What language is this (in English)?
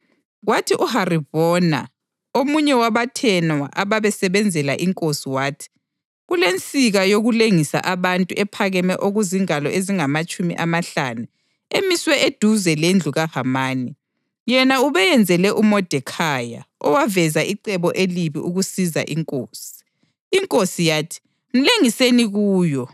North Ndebele